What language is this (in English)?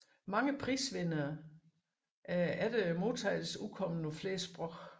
Danish